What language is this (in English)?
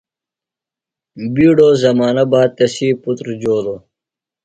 Phalura